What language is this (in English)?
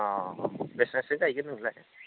Bodo